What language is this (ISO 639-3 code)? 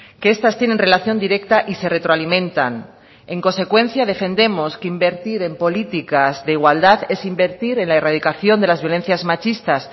spa